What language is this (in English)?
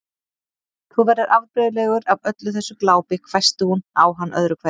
Icelandic